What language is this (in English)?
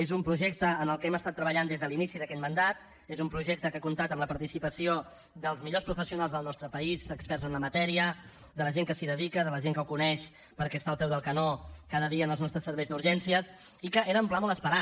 Catalan